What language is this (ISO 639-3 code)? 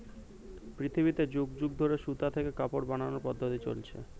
ben